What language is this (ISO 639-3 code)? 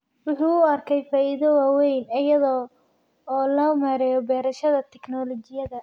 som